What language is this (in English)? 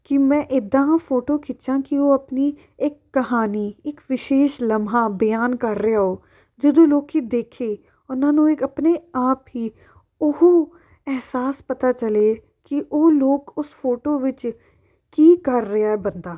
Punjabi